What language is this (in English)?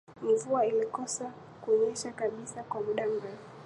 Swahili